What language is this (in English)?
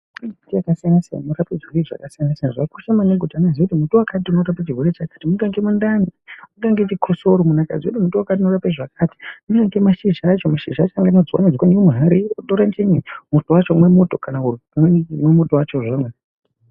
Ndau